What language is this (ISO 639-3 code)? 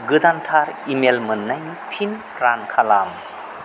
brx